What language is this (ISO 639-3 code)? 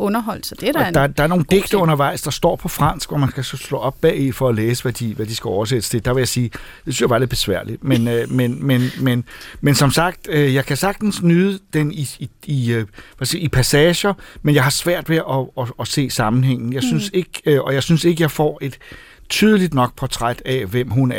dan